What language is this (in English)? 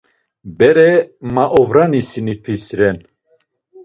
Laz